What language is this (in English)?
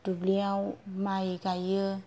Bodo